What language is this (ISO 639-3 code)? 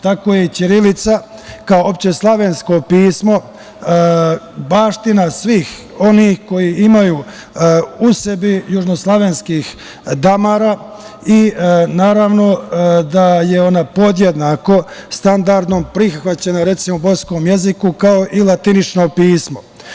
srp